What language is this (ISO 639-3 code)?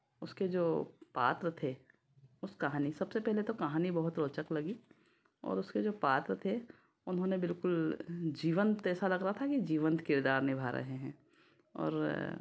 hin